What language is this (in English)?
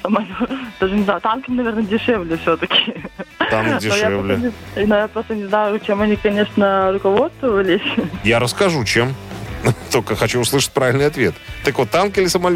Russian